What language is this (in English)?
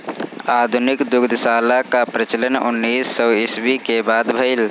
Bhojpuri